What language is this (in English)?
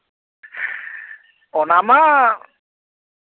Santali